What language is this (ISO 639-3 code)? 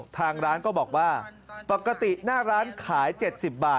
tha